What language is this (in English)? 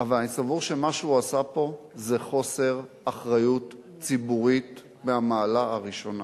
Hebrew